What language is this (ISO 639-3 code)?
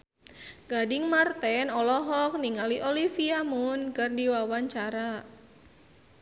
sun